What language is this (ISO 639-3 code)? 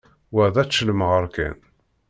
kab